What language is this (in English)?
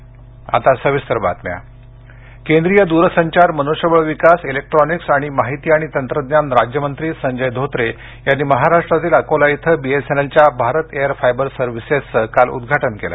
Marathi